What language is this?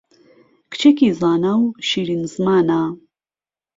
Central Kurdish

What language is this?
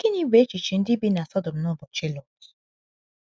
Igbo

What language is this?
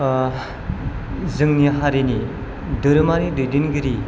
Bodo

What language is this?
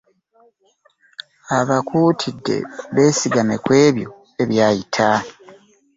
Ganda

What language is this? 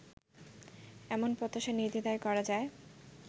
Bangla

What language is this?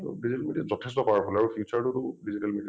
Assamese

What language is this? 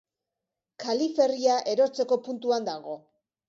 Basque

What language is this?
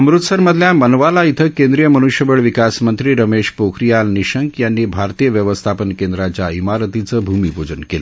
Marathi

